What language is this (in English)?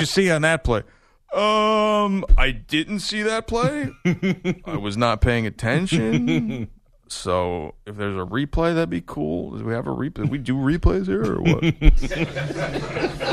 English